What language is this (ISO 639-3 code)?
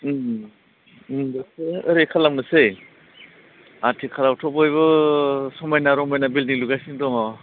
brx